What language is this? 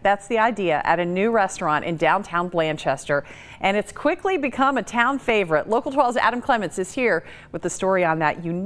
English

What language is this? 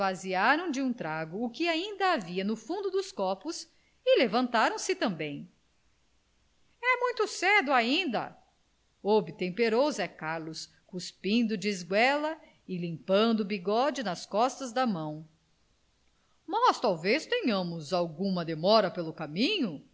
Portuguese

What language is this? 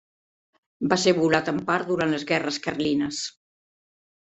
Catalan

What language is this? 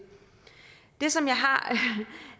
Danish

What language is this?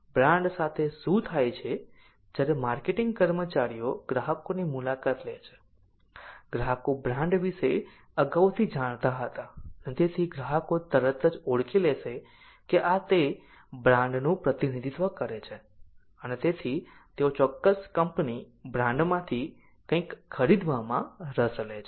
Gujarati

